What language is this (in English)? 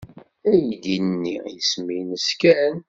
Kabyle